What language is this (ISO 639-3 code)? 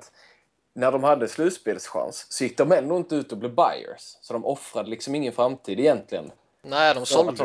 swe